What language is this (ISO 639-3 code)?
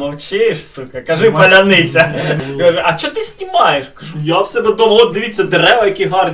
ukr